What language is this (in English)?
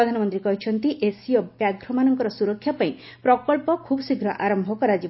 Odia